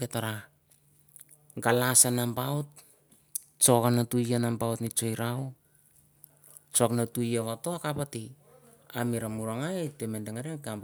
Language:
Mandara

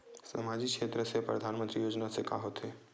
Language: Chhattisgarhi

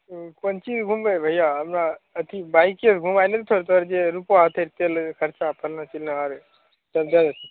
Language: Maithili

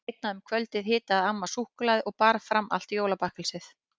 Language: Icelandic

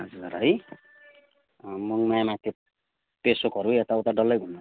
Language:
Nepali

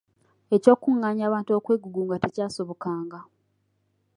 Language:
Ganda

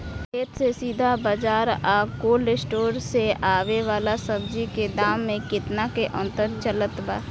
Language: Bhojpuri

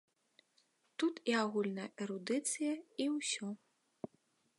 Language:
Belarusian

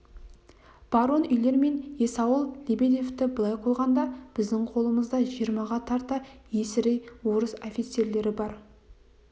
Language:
Kazakh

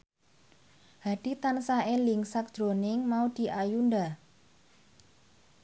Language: Javanese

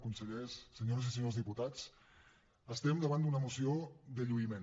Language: Catalan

